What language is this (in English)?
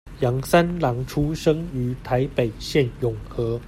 Chinese